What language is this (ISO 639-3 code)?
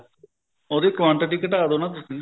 pan